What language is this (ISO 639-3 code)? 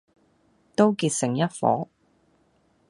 yue